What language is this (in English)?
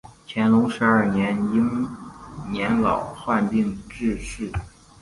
Chinese